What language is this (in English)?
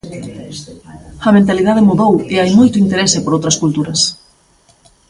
Galician